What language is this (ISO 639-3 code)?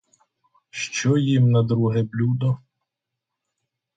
ukr